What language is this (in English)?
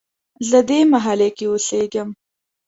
Pashto